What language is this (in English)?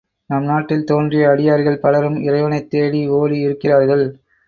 Tamil